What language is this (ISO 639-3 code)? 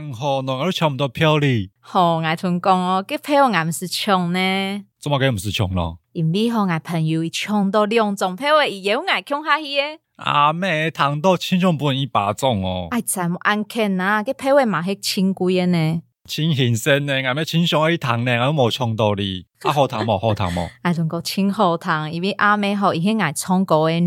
zho